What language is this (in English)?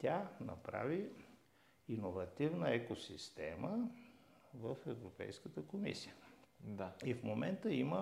Bulgarian